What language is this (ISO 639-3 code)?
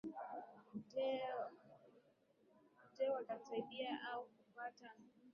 swa